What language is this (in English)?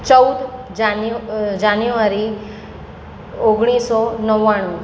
Gujarati